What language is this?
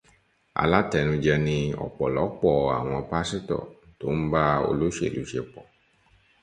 Yoruba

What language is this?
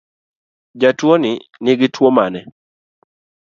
Luo (Kenya and Tanzania)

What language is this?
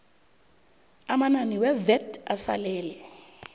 South Ndebele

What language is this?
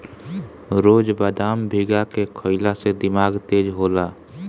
Bhojpuri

